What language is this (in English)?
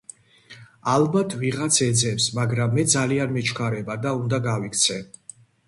Georgian